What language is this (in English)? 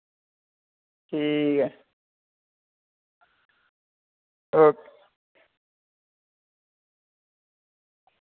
Dogri